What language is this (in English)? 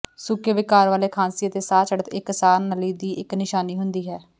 Punjabi